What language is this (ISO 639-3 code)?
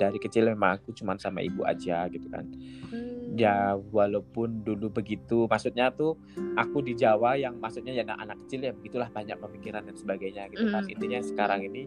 ind